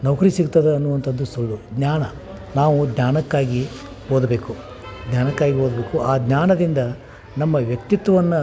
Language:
Kannada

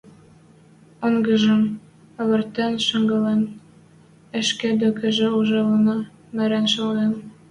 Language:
Western Mari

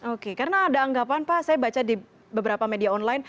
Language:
Indonesian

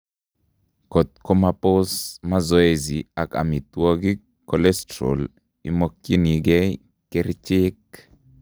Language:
Kalenjin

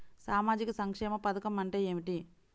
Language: Telugu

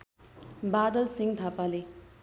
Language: Nepali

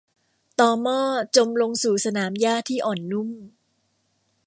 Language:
Thai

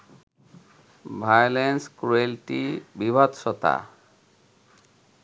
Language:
Bangla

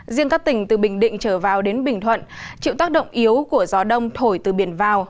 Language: Vietnamese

